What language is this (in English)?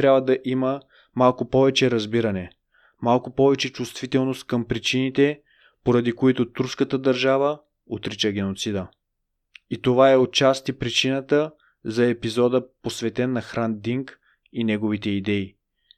Bulgarian